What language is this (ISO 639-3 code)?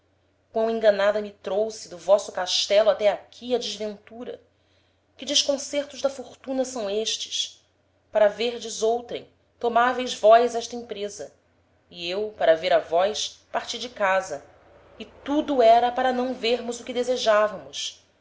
por